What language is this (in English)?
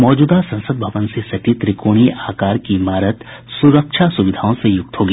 Hindi